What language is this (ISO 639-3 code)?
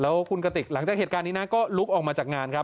tha